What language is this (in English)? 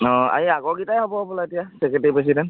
Assamese